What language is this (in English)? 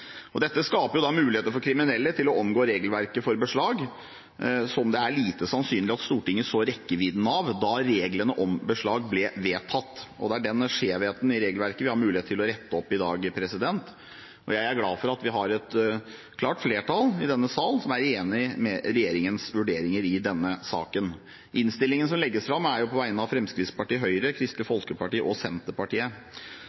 Norwegian Bokmål